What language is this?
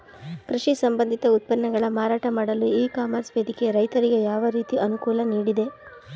Kannada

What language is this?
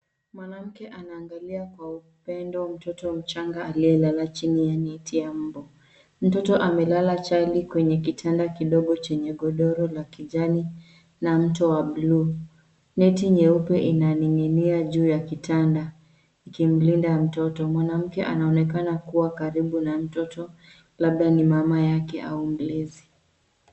Swahili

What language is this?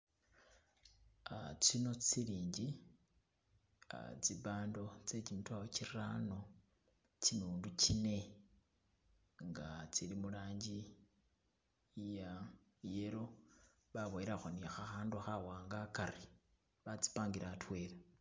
Masaaba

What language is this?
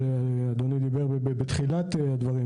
Hebrew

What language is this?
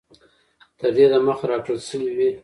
Pashto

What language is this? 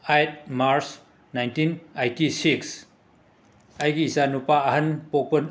Manipuri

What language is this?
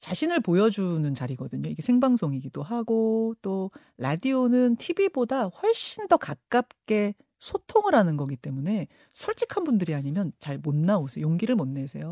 Korean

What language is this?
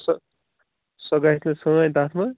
Kashmiri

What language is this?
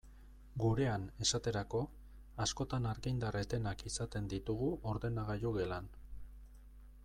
Basque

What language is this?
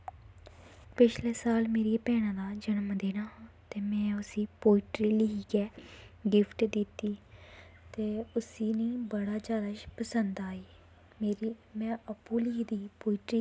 Dogri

